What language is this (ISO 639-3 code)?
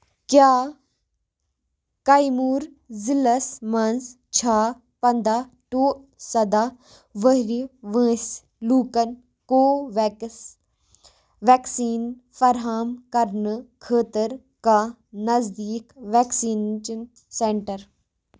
kas